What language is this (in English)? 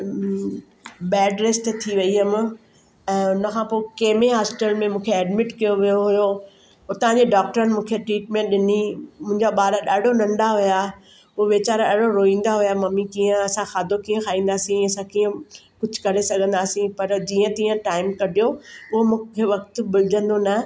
Sindhi